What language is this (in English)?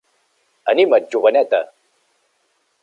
Catalan